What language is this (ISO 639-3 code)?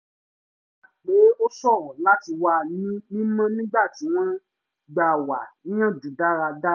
yor